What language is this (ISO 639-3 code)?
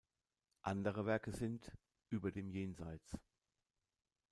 deu